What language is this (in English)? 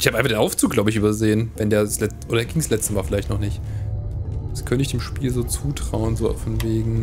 German